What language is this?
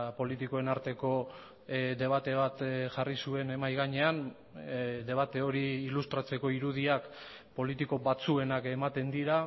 Basque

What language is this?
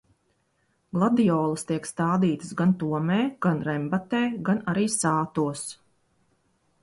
Latvian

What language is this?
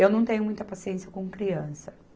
Portuguese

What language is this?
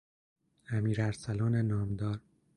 Persian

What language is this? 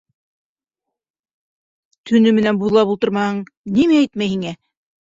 Bashkir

